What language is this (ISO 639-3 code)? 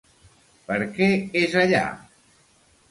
cat